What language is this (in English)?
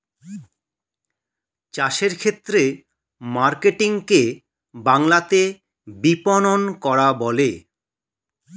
Bangla